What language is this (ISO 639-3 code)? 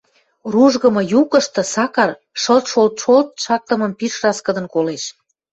mrj